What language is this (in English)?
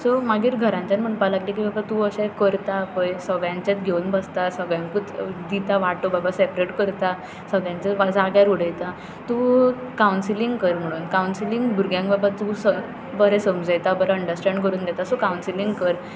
Konkani